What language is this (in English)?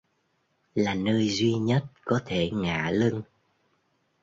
Vietnamese